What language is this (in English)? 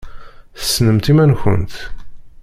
Kabyle